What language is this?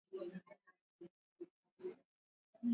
Swahili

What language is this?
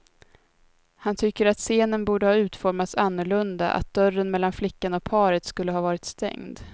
Swedish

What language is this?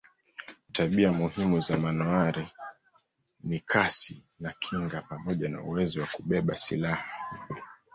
Swahili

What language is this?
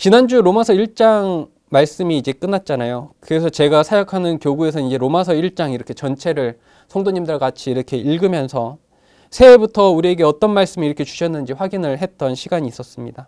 Korean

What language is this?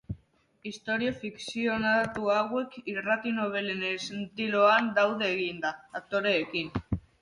Basque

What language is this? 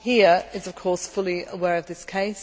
English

